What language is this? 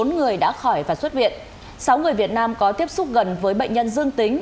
Vietnamese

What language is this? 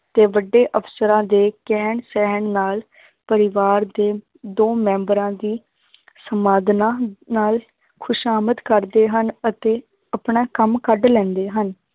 Punjabi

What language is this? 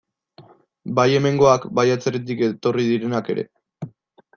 Basque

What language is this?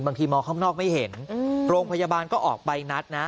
Thai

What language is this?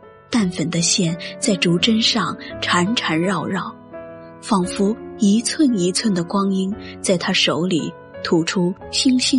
Chinese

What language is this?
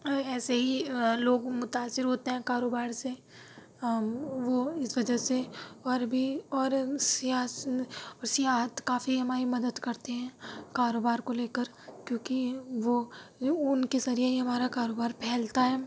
Urdu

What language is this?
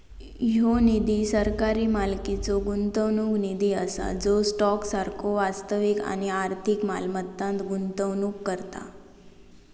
Marathi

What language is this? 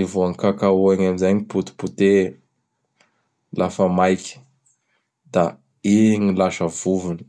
Bara Malagasy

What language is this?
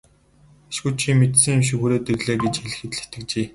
Mongolian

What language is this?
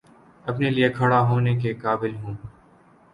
Urdu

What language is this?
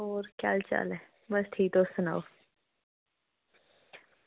Dogri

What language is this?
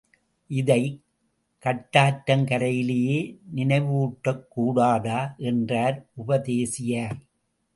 Tamil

